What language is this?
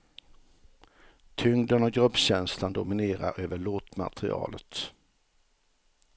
Swedish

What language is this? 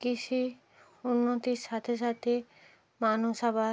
Bangla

